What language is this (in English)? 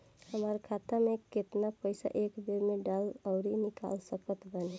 Bhojpuri